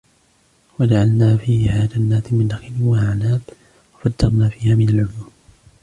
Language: Arabic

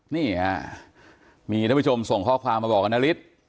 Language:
Thai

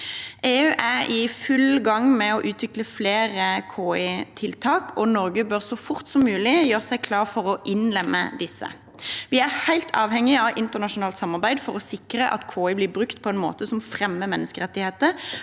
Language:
Norwegian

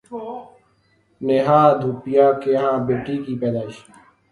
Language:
Urdu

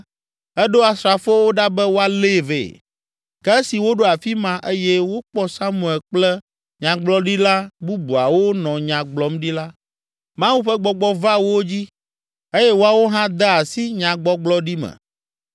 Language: Ewe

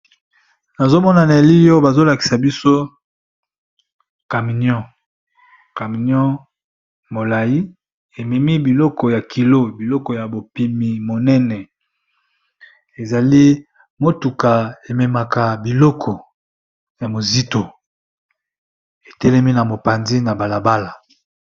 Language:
Lingala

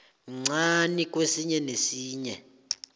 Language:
South Ndebele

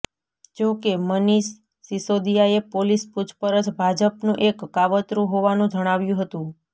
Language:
Gujarati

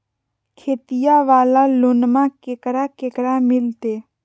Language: Magahi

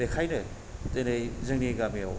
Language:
Bodo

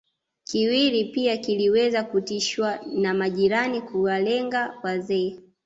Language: Swahili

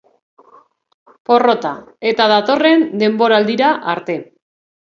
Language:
Basque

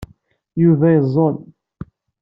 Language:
Kabyle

